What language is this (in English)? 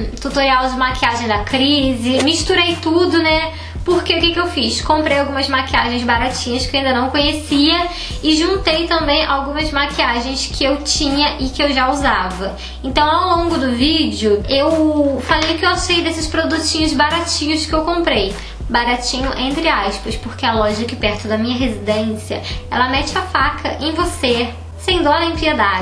Portuguese